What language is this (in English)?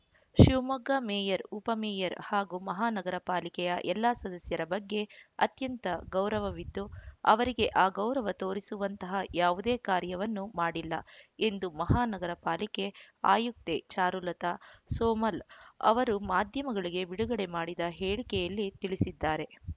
Kannada